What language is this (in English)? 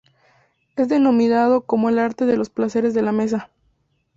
Spanish